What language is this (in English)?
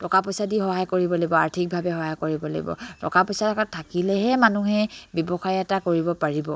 Assamese